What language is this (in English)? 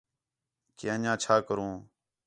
Khetrani